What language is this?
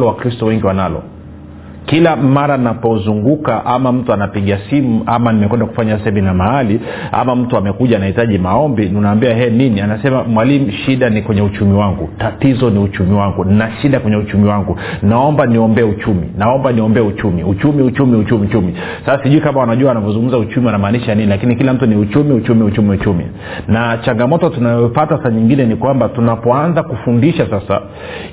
Swahili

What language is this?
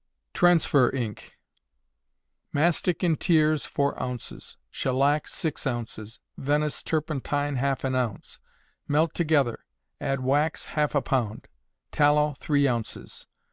English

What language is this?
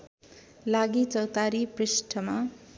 Nepali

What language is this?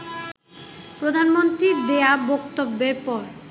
Bangla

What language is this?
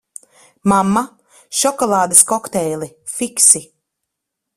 Latvian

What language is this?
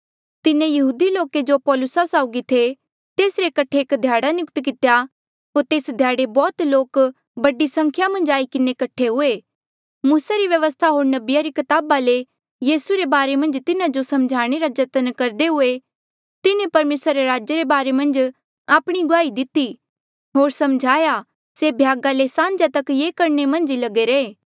Mandeali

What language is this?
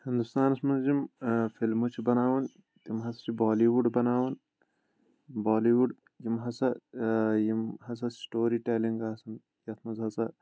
Kashmiri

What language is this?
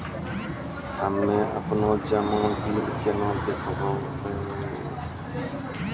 Maithili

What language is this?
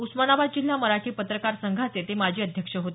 Marathi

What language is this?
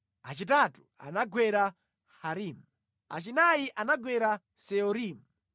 Nyanja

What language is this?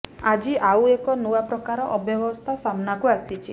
Odia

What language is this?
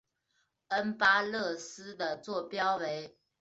Chinese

